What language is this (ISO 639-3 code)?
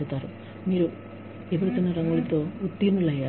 tel